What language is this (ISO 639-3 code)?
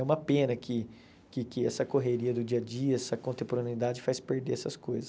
por